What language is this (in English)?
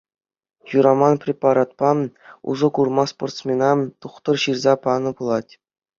Chuvash